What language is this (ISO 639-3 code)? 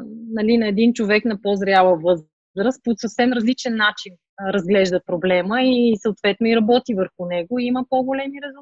bul